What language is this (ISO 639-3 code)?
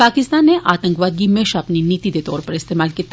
doi